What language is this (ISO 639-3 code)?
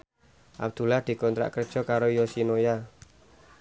jav